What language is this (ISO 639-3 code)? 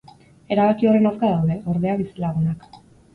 eus